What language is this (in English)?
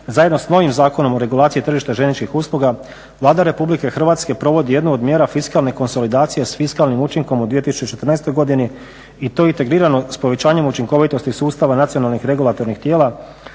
Croatian